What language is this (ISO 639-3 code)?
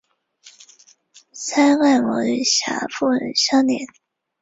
zho